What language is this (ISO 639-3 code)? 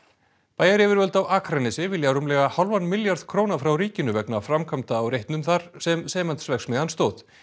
isl